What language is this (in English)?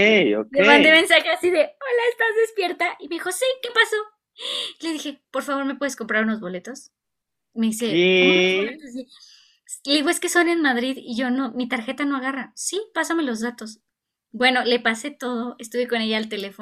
Spanish